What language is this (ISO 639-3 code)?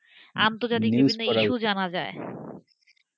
ben